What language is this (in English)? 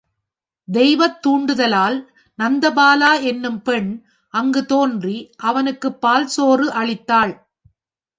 Tamil